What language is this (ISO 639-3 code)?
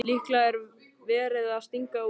isl